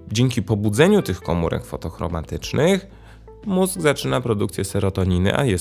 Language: Polish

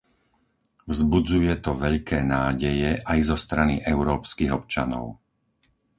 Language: Slovak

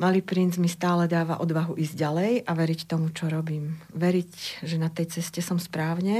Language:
Slovak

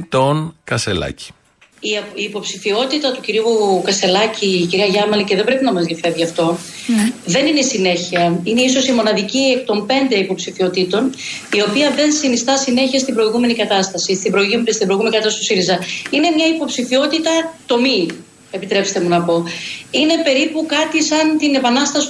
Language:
Greek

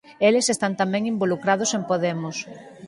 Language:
Galician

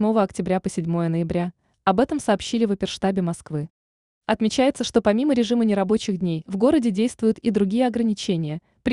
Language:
Russian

